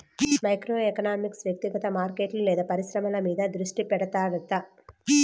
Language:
Telugu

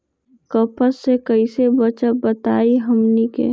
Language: Magahi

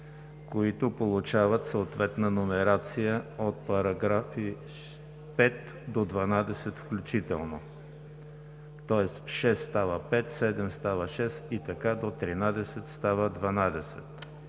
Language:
Bulgarian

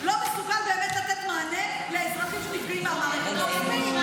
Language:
Hebrew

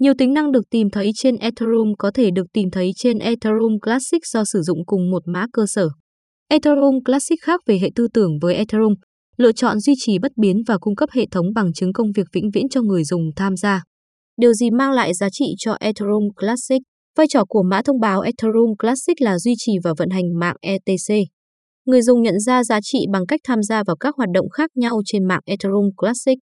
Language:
Vietnamese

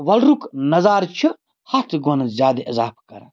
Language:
Kashmiri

